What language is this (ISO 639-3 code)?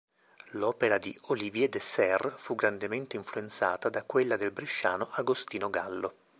ita